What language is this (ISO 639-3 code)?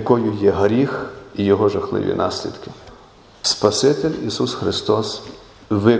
ukr